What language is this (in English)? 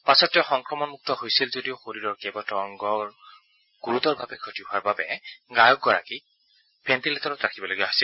Assamese